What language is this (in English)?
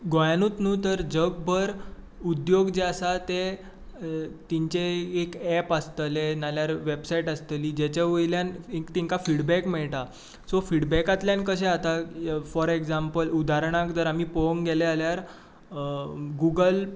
Konkani